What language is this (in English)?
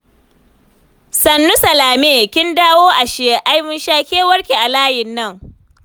Hausa